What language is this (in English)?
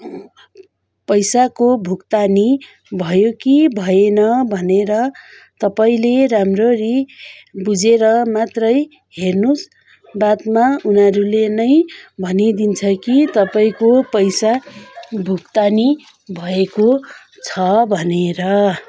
Nepali